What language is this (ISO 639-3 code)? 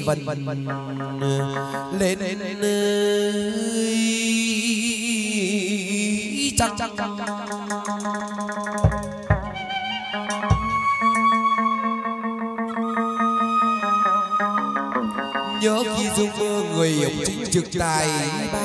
vie